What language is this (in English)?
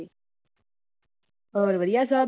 Punjabi